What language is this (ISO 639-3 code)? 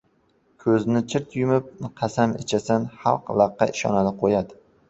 uzb